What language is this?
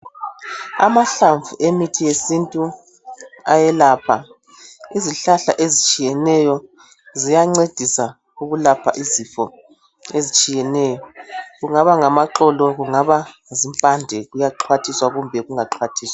North Ndebele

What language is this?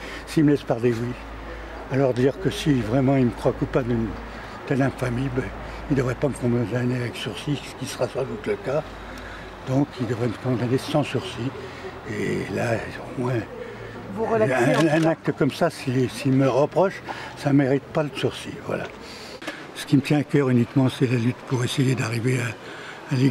French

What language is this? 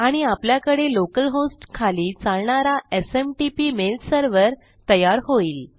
Marathi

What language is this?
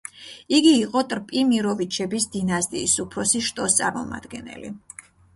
Georgian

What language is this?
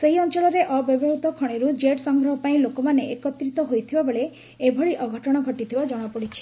Odia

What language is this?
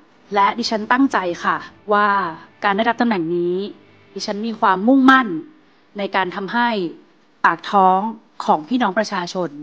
Thai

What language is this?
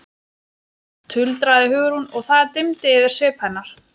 Icelandic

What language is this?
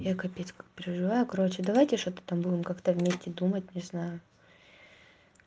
Russian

